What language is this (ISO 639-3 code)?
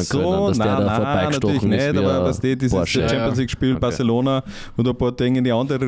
deu